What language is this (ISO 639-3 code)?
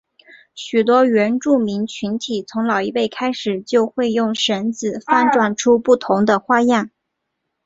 zho